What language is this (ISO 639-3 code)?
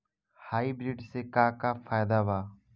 bho